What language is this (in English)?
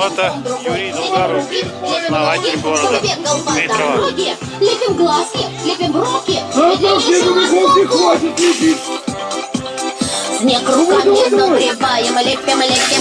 Russian